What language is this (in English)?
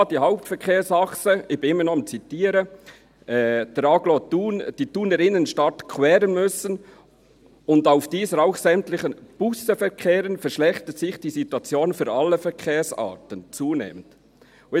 Swiss German